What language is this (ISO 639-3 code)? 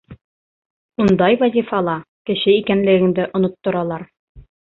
bak